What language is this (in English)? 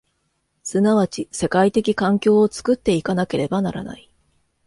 Japanese